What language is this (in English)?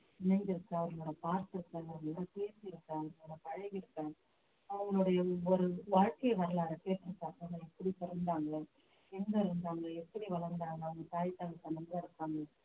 Tamil